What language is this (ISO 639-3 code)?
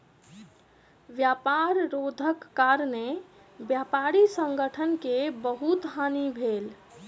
mai